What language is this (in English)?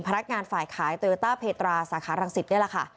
Thai